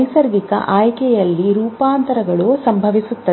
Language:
Kannada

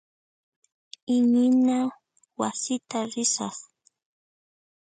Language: Puno Quechua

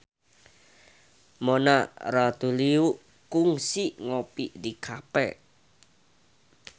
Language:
Sundanese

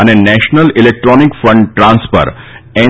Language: Gujarati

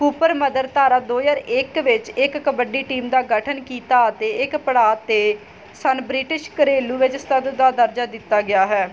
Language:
Punjabi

